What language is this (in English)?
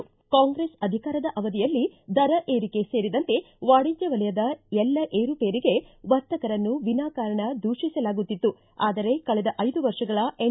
Kannada